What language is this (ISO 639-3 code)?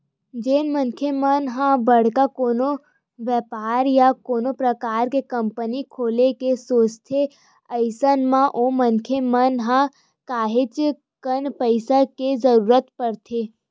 hne